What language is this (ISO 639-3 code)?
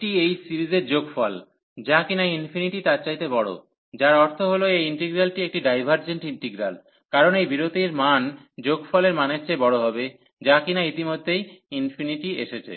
ben